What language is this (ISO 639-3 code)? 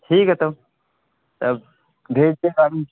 urd